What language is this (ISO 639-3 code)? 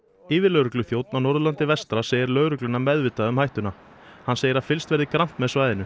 isl